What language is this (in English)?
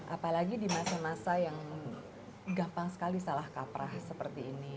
Indonesian